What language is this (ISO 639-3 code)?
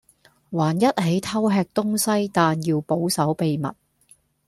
yue